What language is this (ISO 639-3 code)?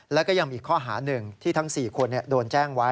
tha